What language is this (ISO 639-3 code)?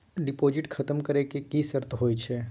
mai